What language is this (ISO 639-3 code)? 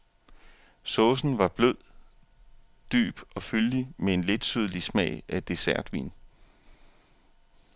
dan